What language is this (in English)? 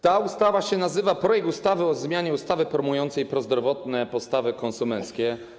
Polish